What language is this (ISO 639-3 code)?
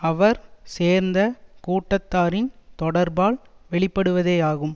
tam